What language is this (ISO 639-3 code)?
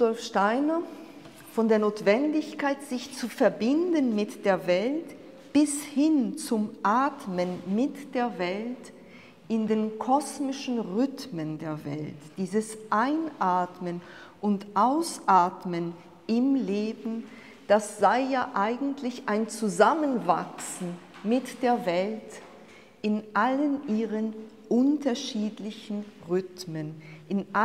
deu